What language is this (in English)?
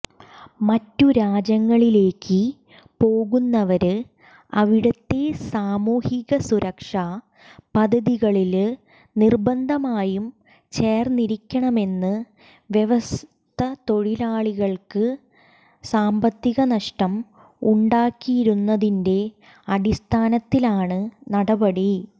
Malayalam